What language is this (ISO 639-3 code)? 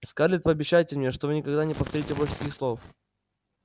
rus